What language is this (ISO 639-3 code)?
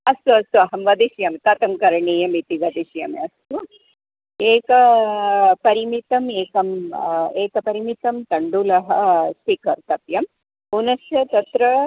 san